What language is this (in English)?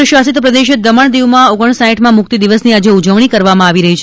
Gujarati